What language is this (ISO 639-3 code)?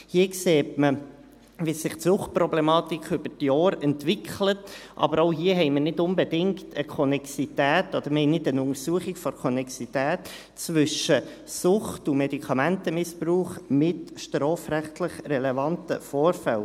gsw